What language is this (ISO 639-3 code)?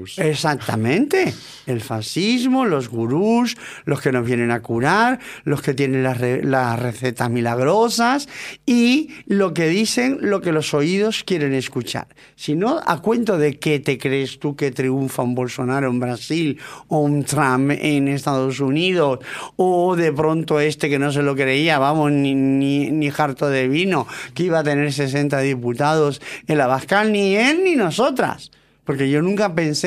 spa